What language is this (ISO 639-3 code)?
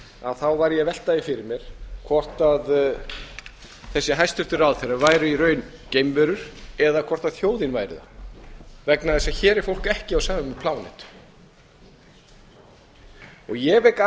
isl